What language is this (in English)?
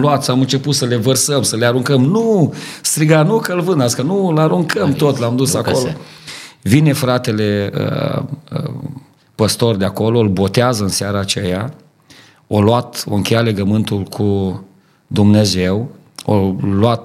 Romanian